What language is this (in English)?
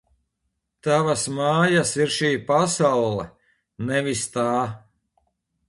Latvian